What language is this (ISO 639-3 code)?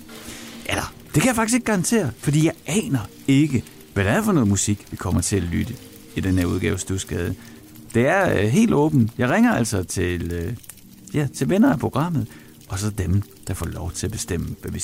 dan